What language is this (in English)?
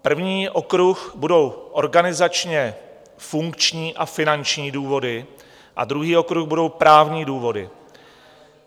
Czech